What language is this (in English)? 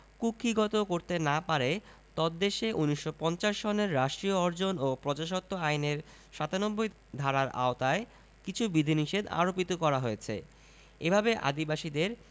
Bangla